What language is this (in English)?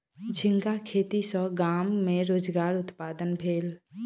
Maithili